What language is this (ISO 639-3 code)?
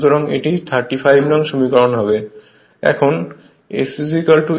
ben